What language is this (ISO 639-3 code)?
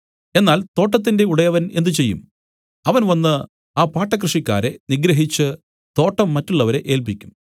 mal